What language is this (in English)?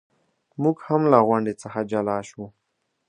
Pashto